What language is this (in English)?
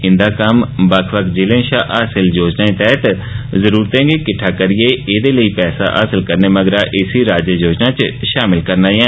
Dogri